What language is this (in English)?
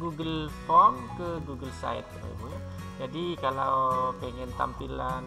Indonesian